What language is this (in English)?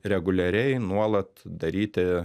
Lithuanian